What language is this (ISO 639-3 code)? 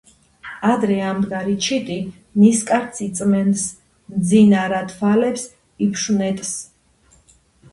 kat